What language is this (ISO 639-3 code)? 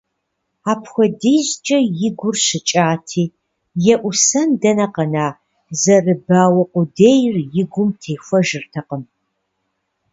kbd